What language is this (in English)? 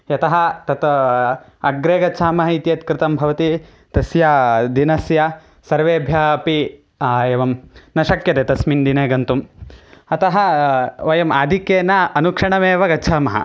Sanskrit